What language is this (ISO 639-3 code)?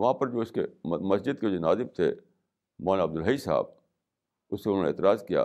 urd